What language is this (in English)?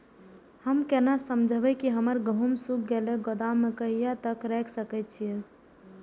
Maithili